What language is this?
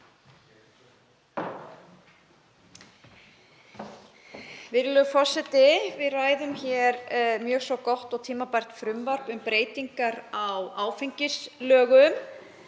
Icelandic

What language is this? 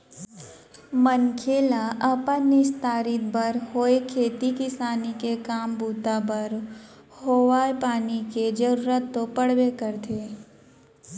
Chhattisgarhi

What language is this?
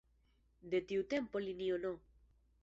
Esperanto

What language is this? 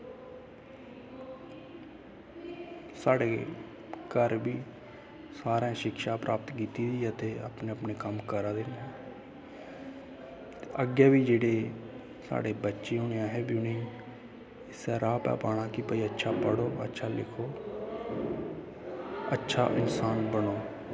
Dogri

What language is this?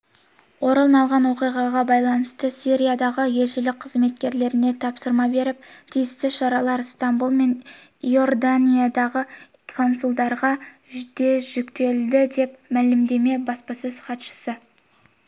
Kazakh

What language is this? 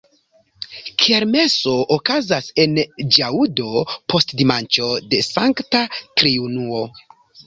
Esperanto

